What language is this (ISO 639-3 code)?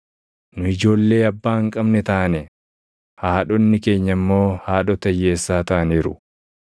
orm